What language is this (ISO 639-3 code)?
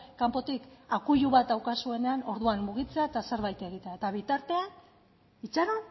eus